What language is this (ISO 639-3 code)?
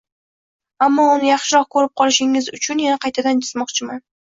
uzb